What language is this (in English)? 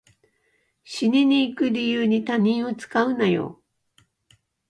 Japanese